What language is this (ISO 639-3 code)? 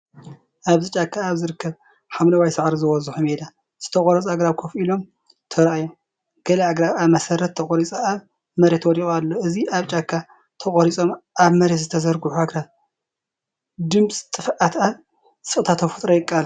tir